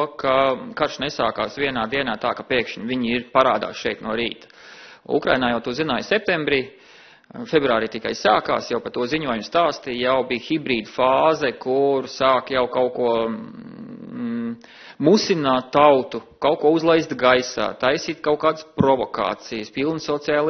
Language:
Latvian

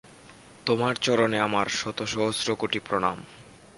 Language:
Bangla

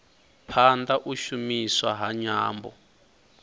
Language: Venda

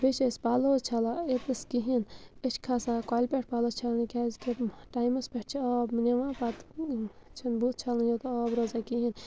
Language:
Kashmiri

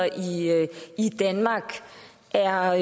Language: Danish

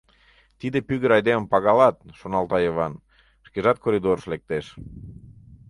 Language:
Mari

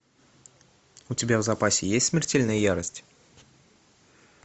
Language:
Russian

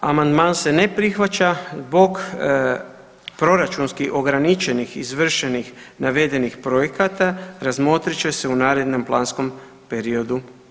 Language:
Croatian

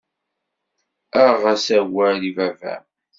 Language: Kabyle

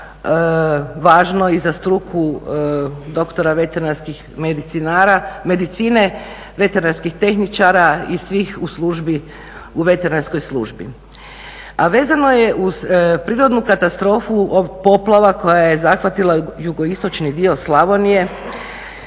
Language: Croatian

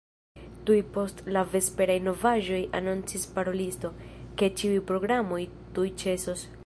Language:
Esperanto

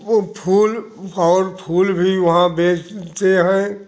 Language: Hindi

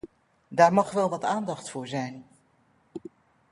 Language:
Dutch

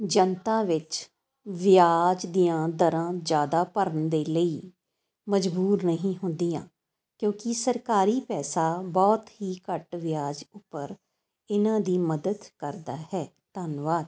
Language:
Punjabi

